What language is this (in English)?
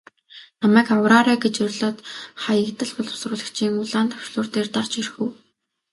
Mongolian